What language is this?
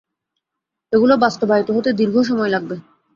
Bangla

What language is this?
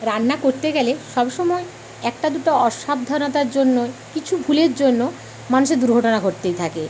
Bangla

